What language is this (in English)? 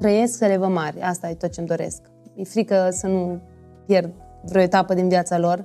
Romanian